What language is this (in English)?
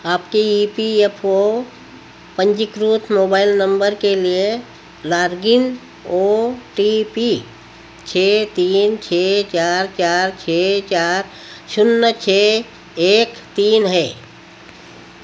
Hindi